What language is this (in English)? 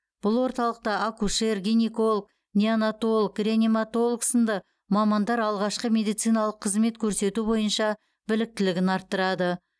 Kazakh